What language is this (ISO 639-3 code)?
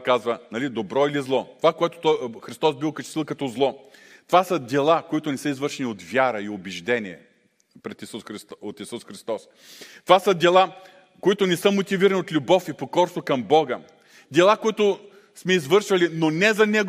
bul